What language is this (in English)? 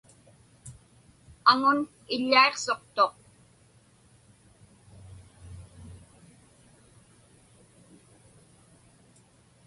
Inupiaq